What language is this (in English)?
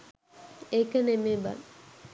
Sinhala